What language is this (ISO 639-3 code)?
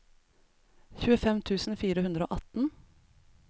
nor